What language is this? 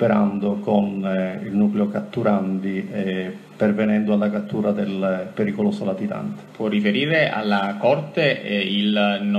Italian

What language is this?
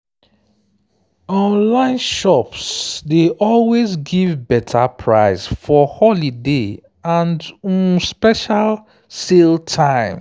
Nigerian Pidgin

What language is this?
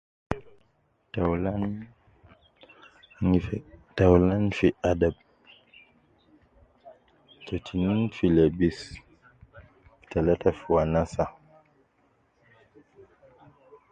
Nubi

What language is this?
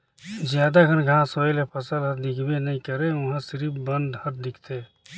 Chhattisgarhi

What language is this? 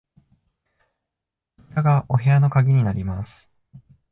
Japanese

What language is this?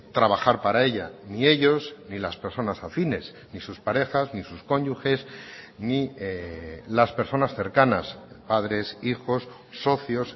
Spanish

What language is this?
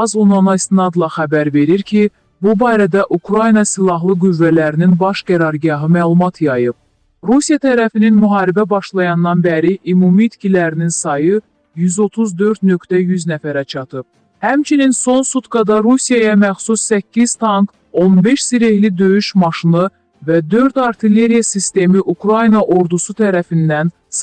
Turkish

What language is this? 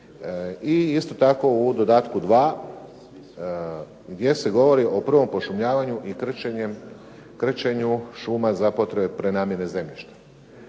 Croatian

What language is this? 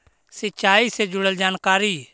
Magahi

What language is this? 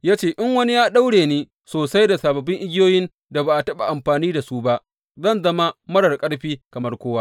Hausa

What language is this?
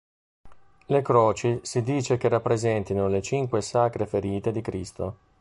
Italian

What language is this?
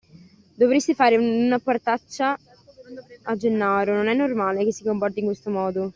Italian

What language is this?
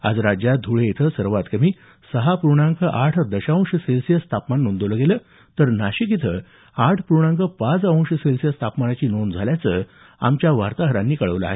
Marathi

